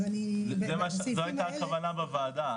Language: Hebrew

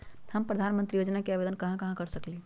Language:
Magahi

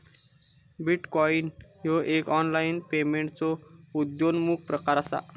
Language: Marathi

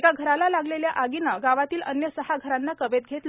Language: Marathi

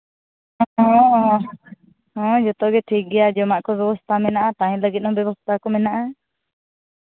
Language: Santali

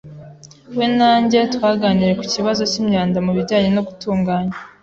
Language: Kinyarwanda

